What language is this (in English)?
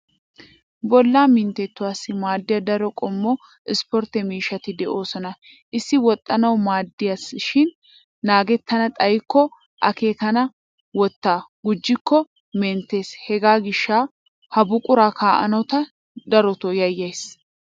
Wolaytta